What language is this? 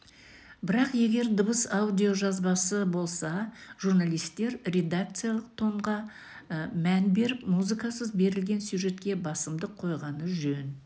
Kazakh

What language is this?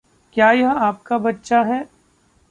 Hindi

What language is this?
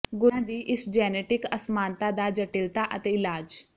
Punjabi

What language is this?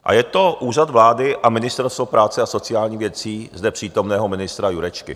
Czech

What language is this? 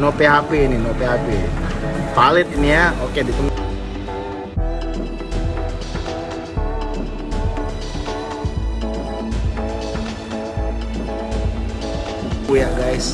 Indonesian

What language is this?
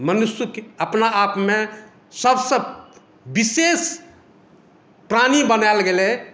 Maithili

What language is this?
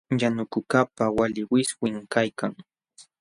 Jauja Wanca Quechua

